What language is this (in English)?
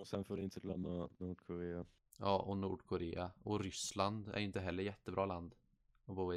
Swedish